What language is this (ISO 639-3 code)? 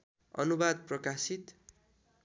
nep